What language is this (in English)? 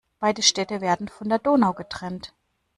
German